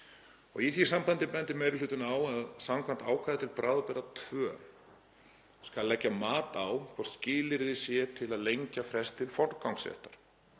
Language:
Icelandic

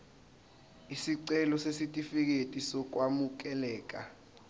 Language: Zulu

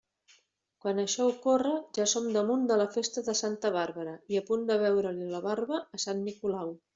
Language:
Catalan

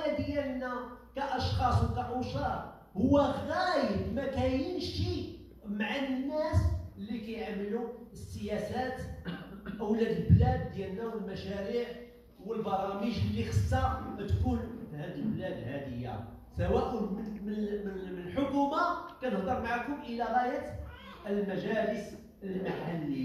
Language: Arabic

